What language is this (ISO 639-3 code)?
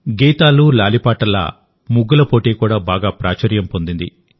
tel